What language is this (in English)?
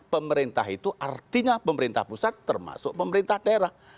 Indonesian